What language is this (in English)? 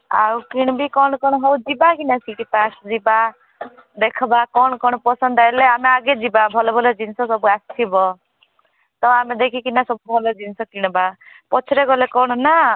Odia